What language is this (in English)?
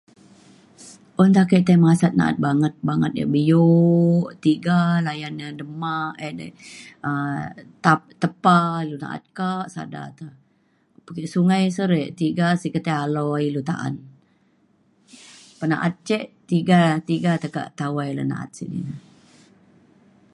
Mainstream Kenyah